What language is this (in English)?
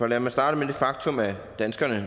Danish